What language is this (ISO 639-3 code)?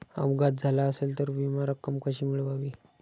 mar